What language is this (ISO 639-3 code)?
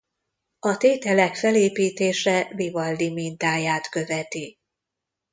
hun